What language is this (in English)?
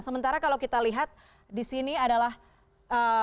Indonesian